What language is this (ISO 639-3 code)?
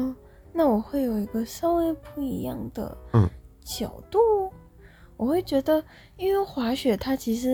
zho